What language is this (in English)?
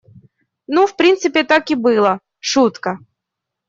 Russian